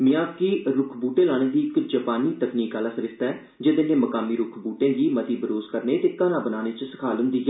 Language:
Dogri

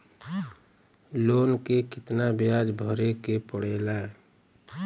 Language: Bhojpuri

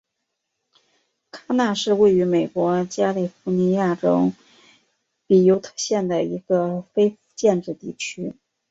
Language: Chinese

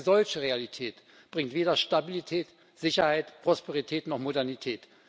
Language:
German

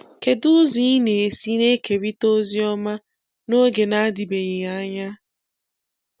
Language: Igbo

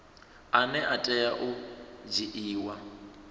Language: Venda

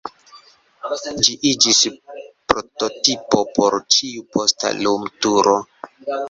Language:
Esperanto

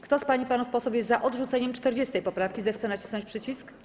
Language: Polish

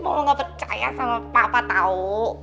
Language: Indonesian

